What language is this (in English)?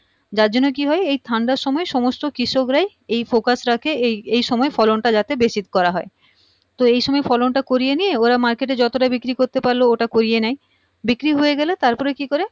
Bangla